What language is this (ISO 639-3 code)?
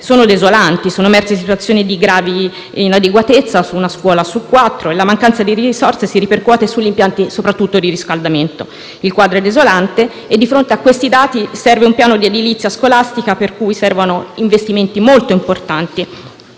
ita